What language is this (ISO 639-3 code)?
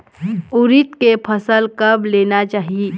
hne